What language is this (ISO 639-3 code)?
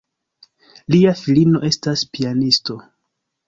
epo